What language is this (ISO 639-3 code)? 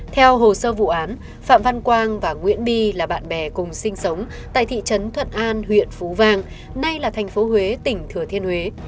vie